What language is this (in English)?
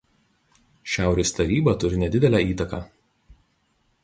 Lithuanian